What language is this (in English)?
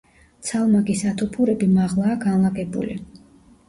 Georgian